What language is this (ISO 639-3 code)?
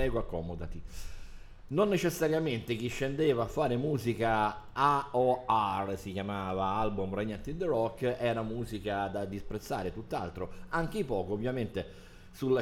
ita